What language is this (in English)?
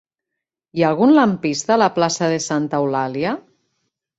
Catalan